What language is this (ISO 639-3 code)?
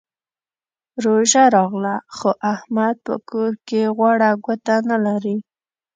pus